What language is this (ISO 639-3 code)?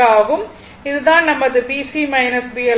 tam